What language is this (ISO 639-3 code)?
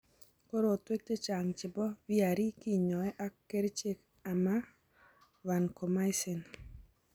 kln